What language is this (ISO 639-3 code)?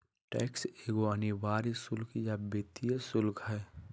mag